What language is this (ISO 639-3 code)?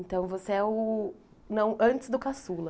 por